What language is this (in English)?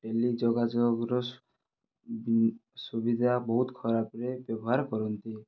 Odia